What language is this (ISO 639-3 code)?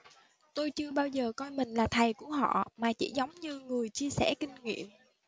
vie